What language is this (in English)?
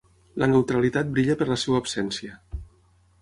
Catalan